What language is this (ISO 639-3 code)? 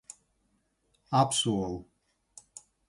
lav